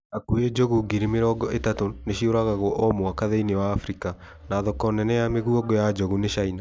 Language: Kikuyu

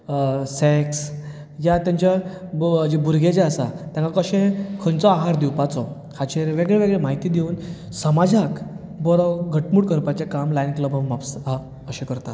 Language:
Konkani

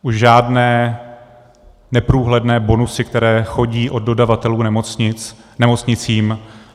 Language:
Czech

